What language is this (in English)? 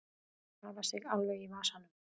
Icelandic